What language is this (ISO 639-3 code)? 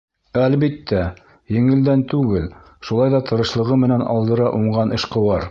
bak